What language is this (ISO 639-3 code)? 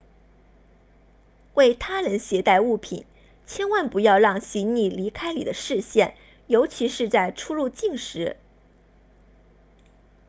zho